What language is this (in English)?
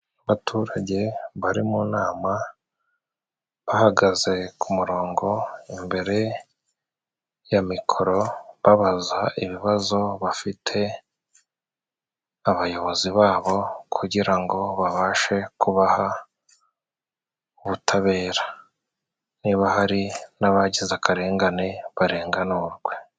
Kinyarwanda